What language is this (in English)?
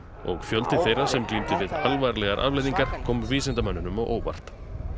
Icelandic